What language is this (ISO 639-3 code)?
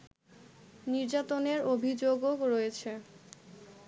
ben